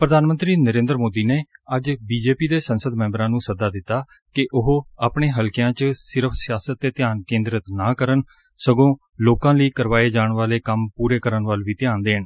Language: Punjabi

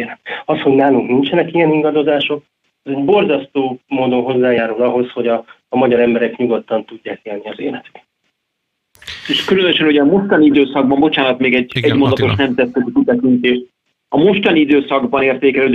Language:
Hungarian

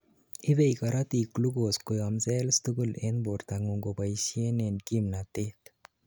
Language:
Kalenjin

